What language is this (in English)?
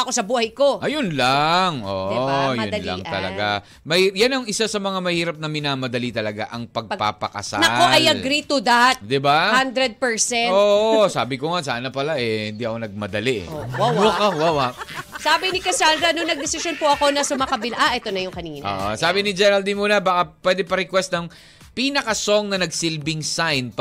Filipino